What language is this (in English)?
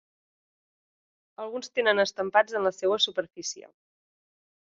Catalan